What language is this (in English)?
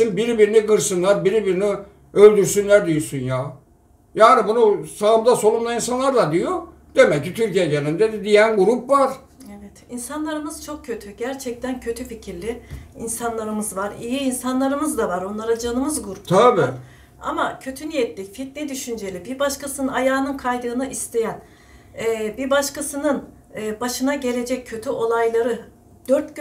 Turkish